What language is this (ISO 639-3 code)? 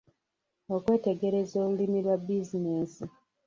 lug